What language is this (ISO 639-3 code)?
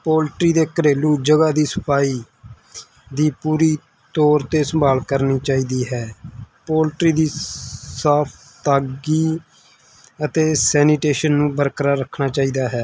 pan